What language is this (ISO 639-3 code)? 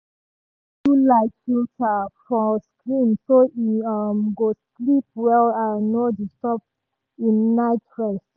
pcm